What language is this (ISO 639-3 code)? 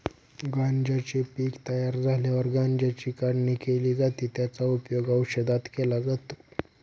mar